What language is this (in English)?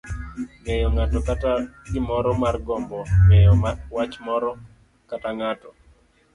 Luo (Kenya and Tanzania)